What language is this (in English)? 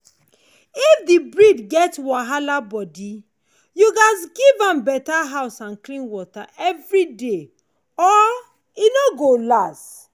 Nigerian Pidgin